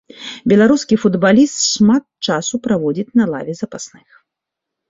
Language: Belarusian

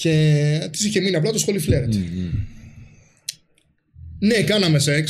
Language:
Greek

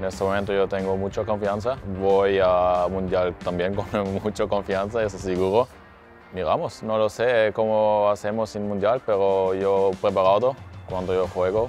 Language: Spanish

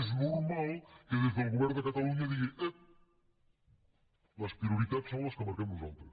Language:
Catalan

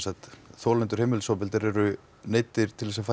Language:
Icelandic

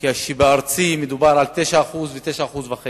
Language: Hebrew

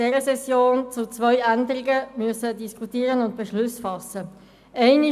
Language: Swiss German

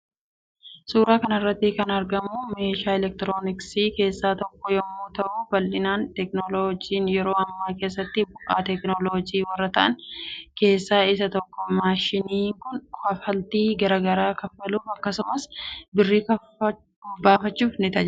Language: Oromo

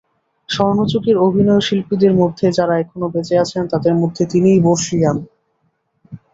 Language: Bangla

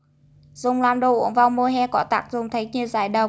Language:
Vietnamese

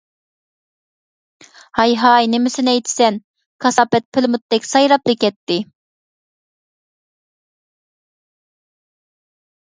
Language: Uyghur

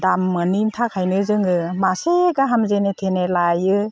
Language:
Bodo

